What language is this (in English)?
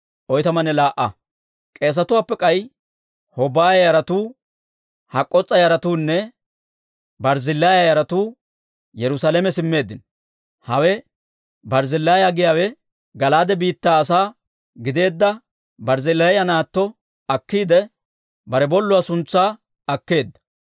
Dawro